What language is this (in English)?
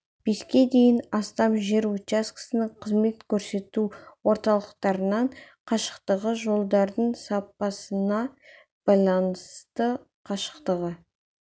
Kazakh